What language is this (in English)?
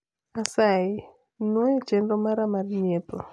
Luo (Kenya and Tanzania)